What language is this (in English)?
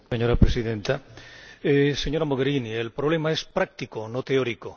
Spanish